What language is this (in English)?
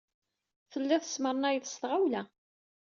Kabyle